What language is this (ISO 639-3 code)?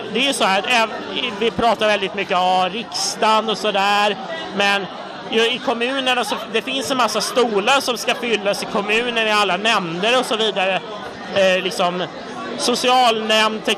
swe